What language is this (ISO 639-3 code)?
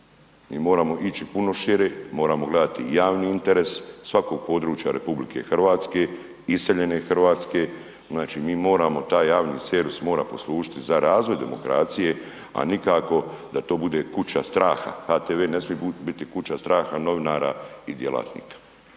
hrv